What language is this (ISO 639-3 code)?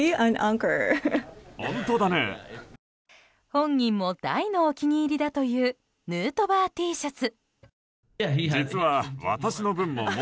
jpn